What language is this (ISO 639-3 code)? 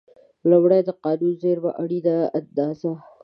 pus